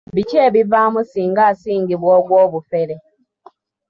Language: Ganda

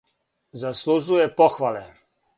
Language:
Serbian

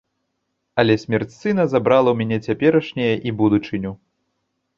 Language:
Belarusian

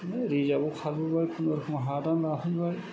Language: Bodo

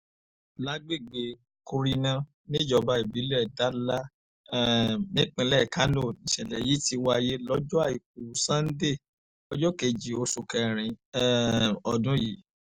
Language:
Yoruba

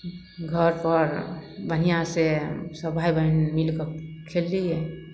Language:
Maithili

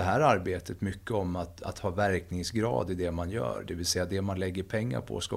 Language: Swedish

